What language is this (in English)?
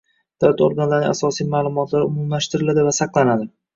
Uzbek